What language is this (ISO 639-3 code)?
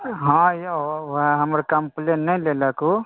mai